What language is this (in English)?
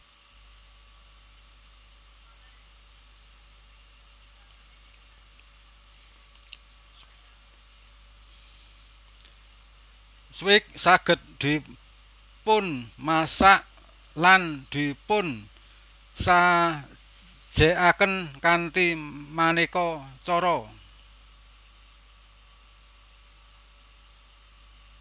Javanese